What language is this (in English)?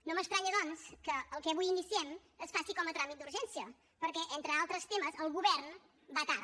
Catalan